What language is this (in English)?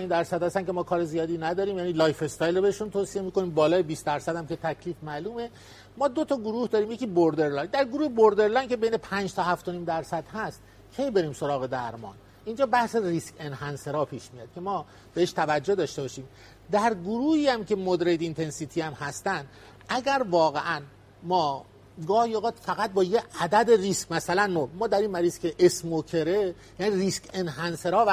Persian